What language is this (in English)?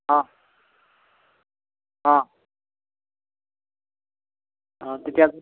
Assamese